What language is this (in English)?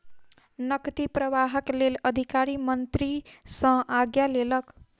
Maithili